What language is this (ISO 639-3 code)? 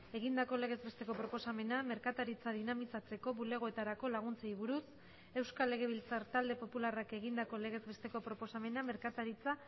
eus